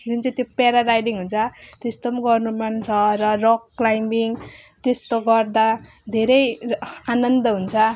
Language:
Nepali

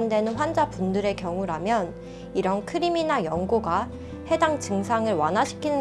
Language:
Korean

